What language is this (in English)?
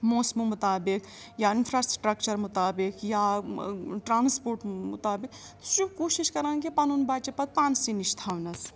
Kashmiri